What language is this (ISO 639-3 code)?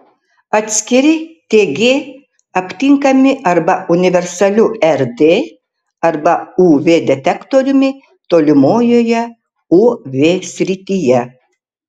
lit